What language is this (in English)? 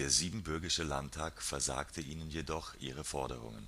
German